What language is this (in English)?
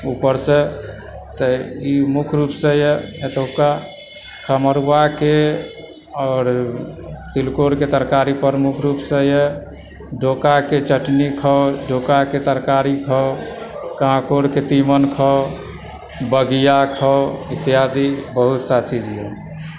Maithili